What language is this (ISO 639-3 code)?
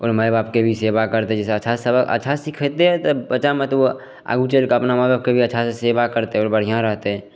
mai